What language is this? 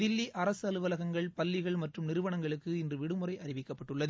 Tamil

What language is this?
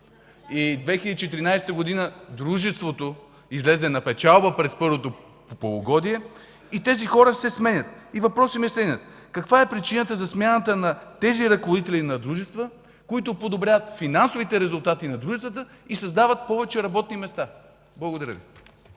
Bulgarian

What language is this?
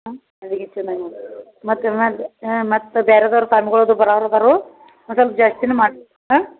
Kannada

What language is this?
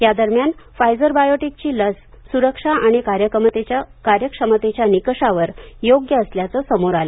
Marathi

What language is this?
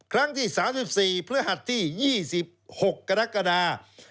Thai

